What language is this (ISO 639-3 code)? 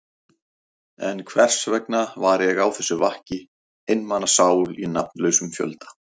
isl